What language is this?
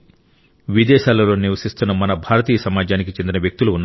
Telugu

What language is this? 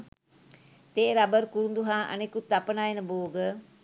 Sinhala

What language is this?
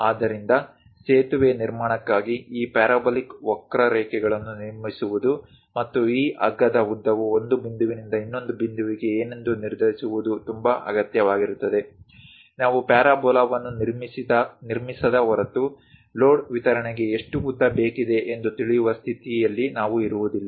Kannada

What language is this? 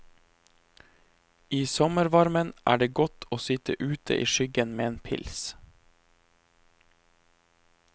Norwegian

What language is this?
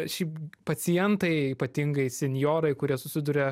Lithuanian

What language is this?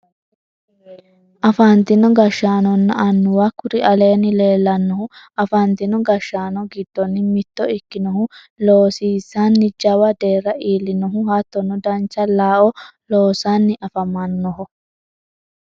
Sidamo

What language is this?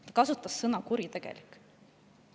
Estonian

